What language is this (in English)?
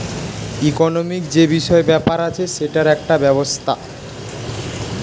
Bangla